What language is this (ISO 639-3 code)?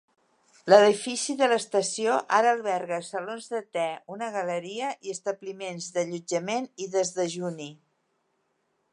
cat